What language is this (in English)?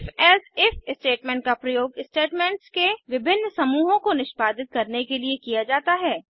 Hindi